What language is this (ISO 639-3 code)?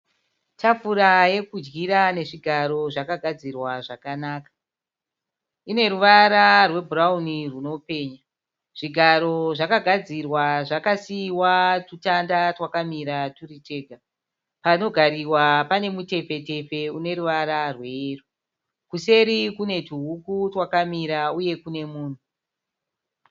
sna